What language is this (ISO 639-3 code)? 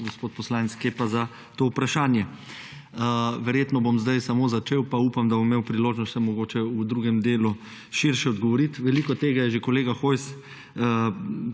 slv